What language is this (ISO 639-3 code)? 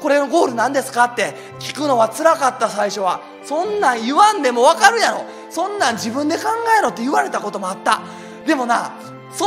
jpn